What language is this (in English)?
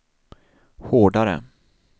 Swedish